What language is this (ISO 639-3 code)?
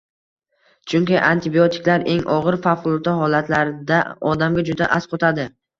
uzb